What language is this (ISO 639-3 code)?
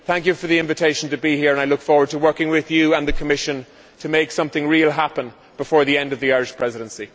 eng